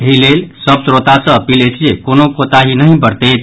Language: Maithili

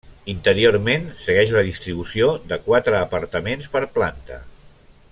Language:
Catalan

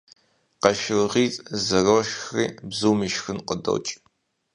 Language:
Kabardian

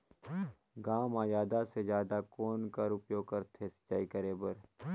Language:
Chhattisgarhi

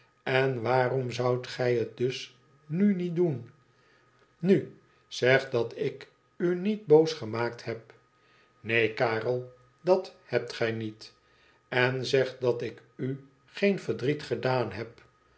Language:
Dutch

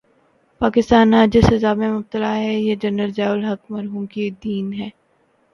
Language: Urdu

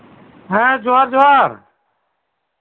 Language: Santali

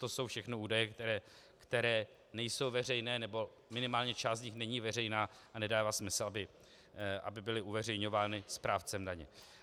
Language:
Czech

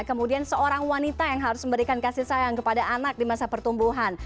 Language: Indonesian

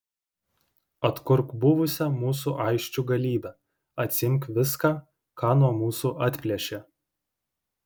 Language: Lithuanian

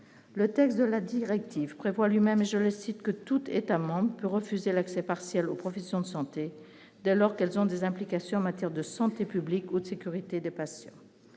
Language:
French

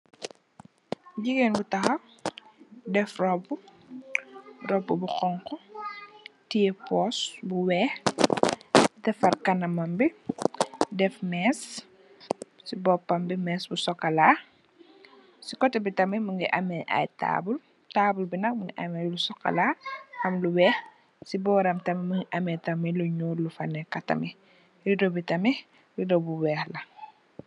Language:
Wolof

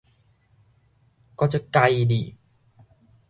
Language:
Min Nan Chinese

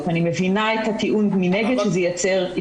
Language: Hebrew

